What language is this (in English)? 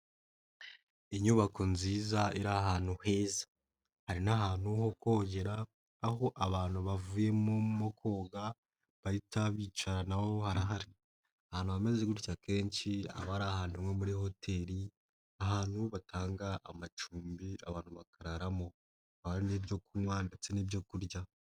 Kinyarwanda